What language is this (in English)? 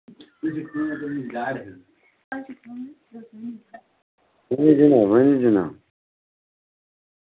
Kashmiri